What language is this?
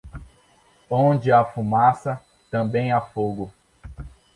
Portuguese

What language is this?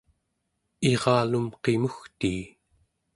Central Yupik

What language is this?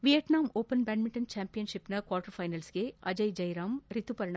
Kannada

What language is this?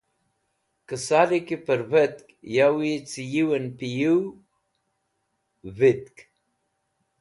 Wakhi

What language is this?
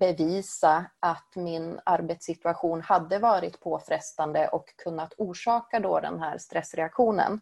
Swedish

